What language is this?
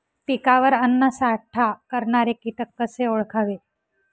Marathi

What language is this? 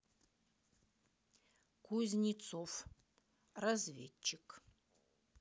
Russian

